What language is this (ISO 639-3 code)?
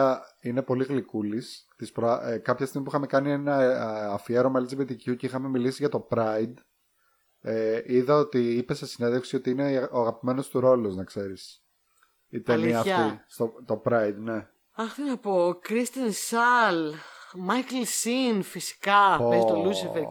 ell